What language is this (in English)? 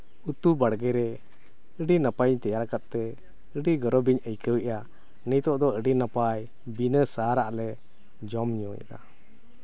Santali